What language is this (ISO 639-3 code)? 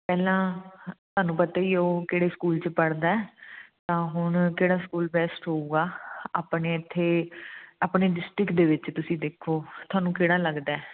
pan